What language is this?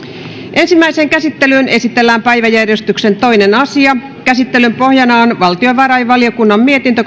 Finnish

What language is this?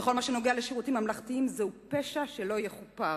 Hebrew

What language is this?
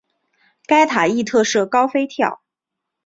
Chinese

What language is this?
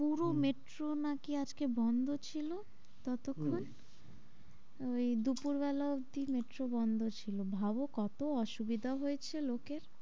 Bangla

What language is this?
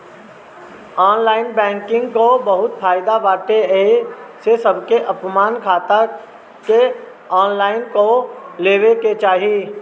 Bhojpuri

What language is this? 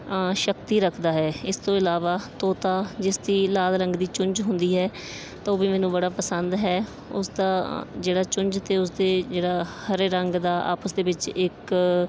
Punjabi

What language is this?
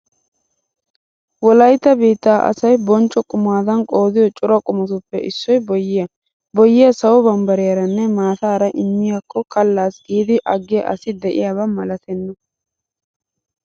Wolaytta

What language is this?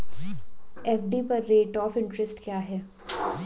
Hindi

